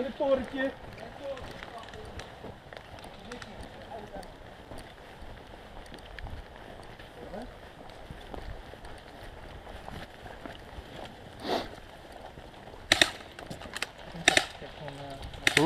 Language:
Dutch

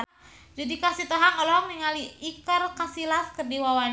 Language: Sundanese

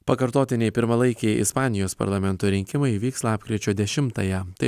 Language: Lithuanian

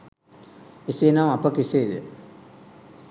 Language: Sinhala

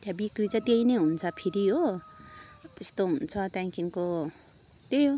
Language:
Nepali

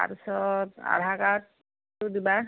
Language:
Assamese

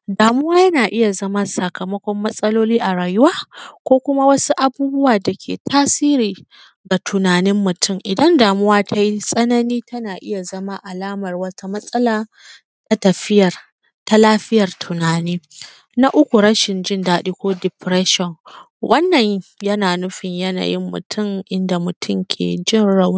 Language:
Hausa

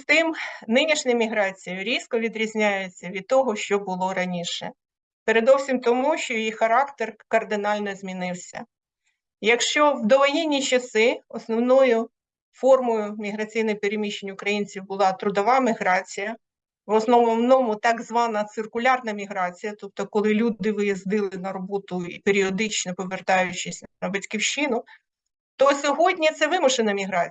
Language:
Ukrainian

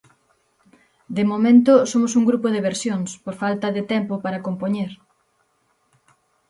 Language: Galician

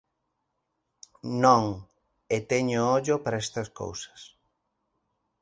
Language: Galician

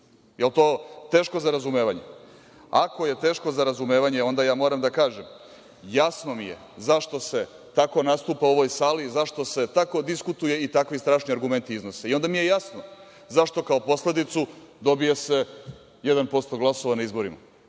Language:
Serbian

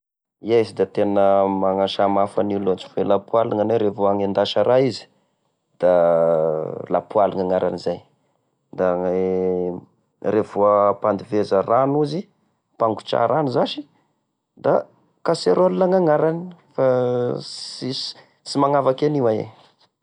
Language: Tesaka Malagasy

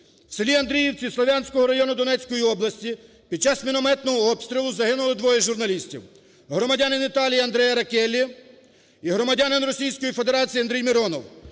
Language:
Ukrainian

